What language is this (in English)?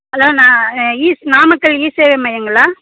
Tamil